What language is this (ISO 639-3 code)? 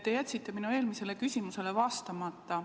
est